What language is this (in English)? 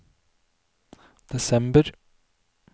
Norwegian